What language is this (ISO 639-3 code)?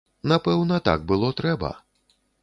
bel